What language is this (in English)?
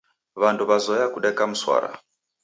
Taita